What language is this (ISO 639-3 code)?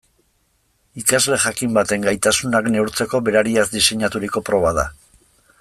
eus